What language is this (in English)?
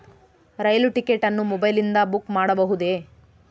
Kannada